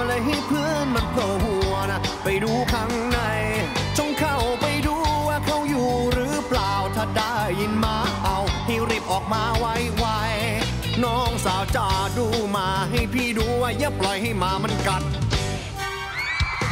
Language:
Thai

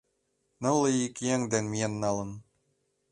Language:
Mari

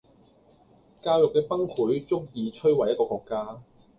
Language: Cantonese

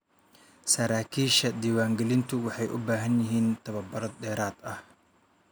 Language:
Somali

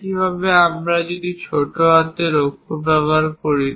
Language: Bangla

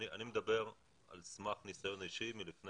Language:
Hebrew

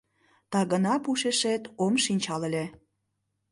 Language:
Mari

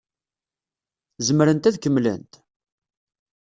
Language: Kabyle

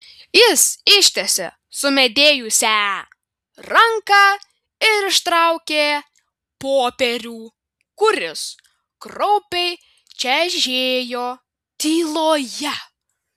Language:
Lithuanian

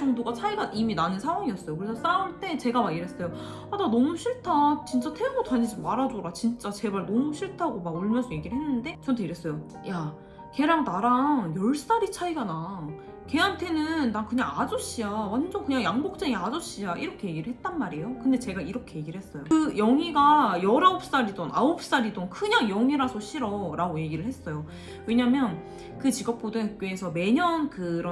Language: Korean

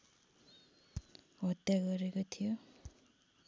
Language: Nepali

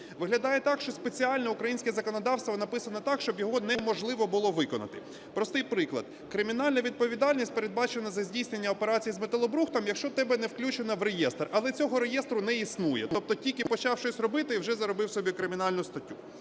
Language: Ukrainian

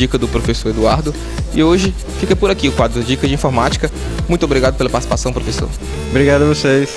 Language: Portuguese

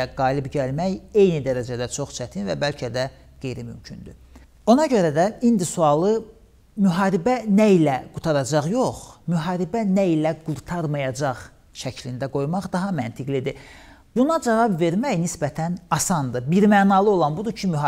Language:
Turkish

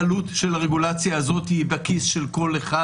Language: Hebrew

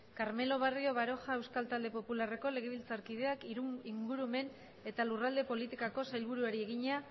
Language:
Basque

